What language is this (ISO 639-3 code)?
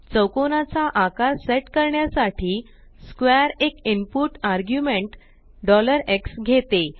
mar